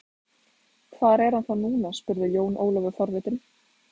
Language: Icelandic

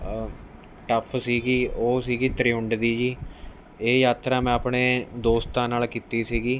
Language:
Punjabi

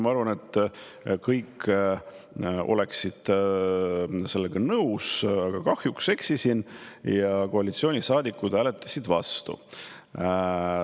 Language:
Estonian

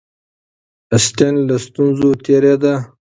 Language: Pashto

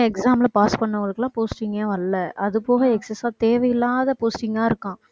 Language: Tamil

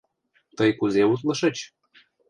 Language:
Mari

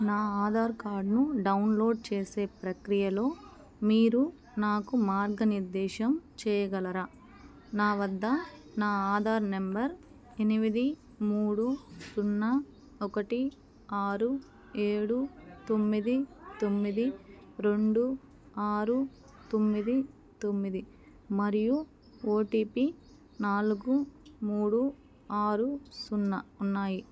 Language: Telugu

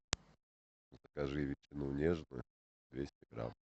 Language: Russian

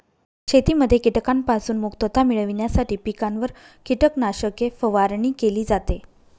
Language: Marathi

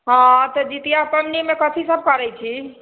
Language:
Maithili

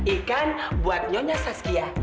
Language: Indonesian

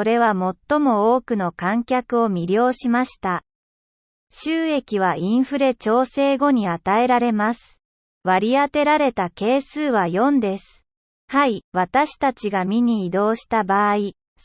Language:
Japanese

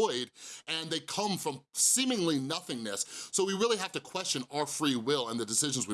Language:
English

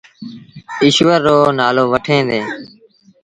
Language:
Sindhi Bhil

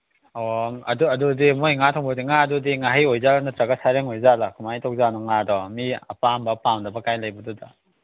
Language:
Manipuri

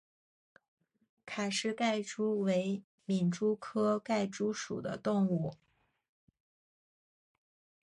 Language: Chinese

